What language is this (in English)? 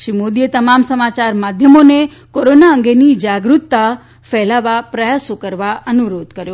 Gujarati